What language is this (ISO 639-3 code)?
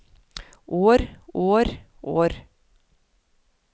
nor